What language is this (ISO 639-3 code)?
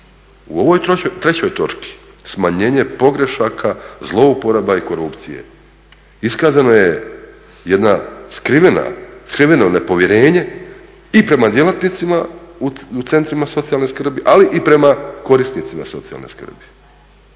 hrv